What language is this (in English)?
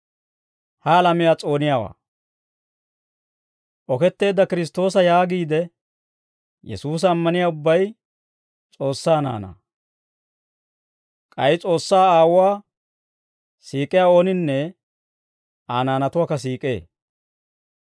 Dawro